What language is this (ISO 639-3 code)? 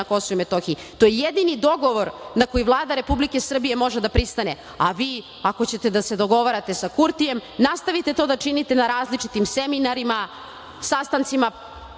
srp